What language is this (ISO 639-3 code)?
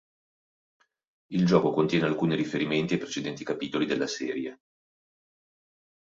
ita